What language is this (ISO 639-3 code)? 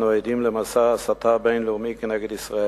heb